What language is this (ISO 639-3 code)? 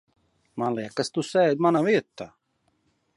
lav